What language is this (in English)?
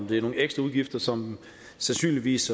Danish